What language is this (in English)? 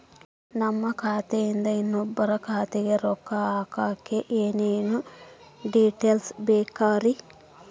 Kannada